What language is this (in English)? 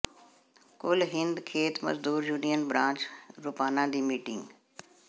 Punjabi